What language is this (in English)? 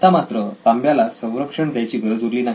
Marathi